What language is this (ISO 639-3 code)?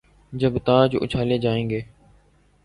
urd